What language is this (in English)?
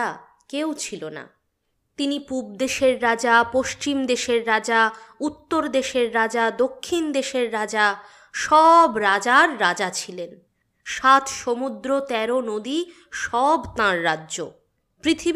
Bangla